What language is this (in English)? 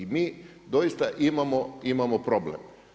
Croatian